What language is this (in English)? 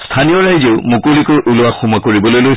Assamese